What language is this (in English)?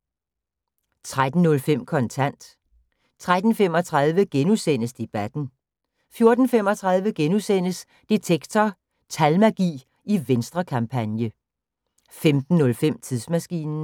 Danish